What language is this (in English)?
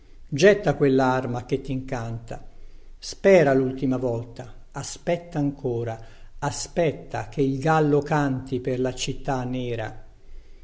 Italian